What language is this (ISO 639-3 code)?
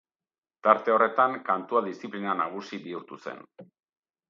eus